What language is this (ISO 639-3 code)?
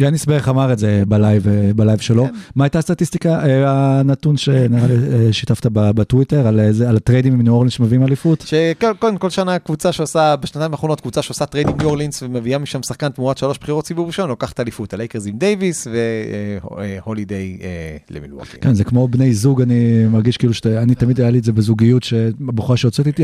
heb